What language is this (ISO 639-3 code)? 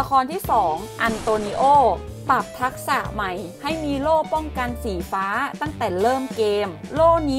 tha